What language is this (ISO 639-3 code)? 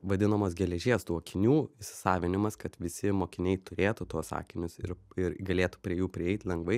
lit